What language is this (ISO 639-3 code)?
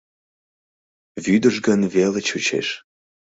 chm